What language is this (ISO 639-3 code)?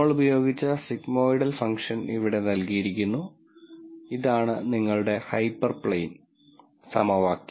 mal